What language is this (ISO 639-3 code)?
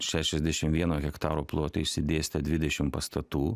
lit